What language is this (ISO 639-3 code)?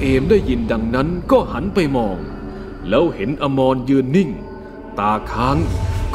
tha